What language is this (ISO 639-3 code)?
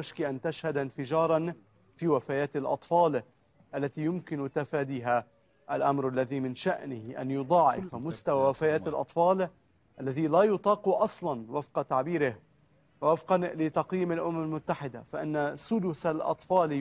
ara